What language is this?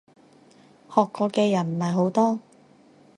Cantonese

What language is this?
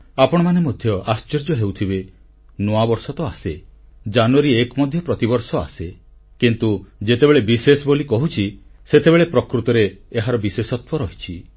Odia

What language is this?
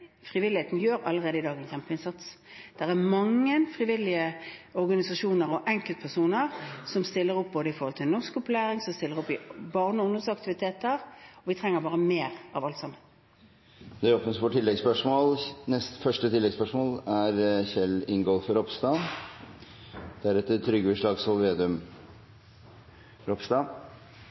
Norwegian Bokmål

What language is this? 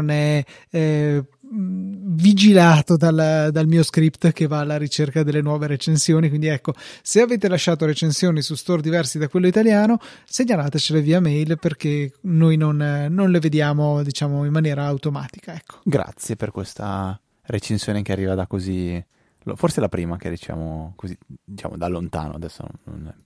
Italian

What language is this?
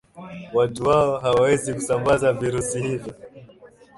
Swahili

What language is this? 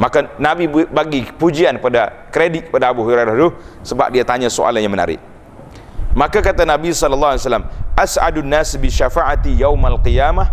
Malay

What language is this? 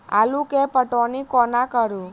Maithili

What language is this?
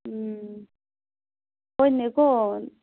Manipuri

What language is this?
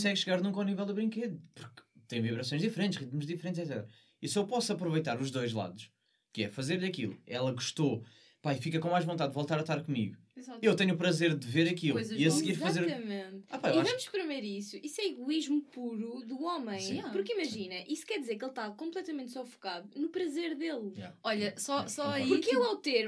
Portuguese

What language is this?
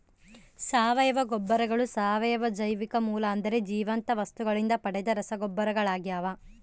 Kannada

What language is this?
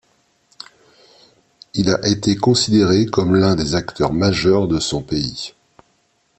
French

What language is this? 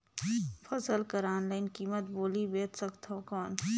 Chhattisgarhi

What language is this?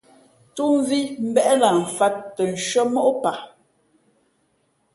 Fe'fe'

